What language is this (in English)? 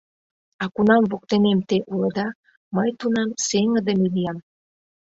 Mari